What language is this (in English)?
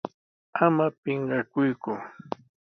Sihuas Ancash Quechua